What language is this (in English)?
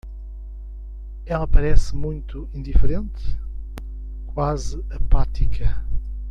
Portuguese